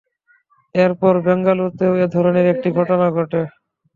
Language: Bangla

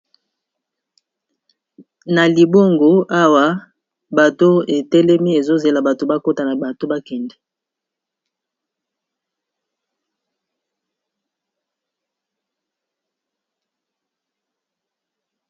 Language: Lingala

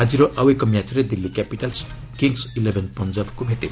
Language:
Odia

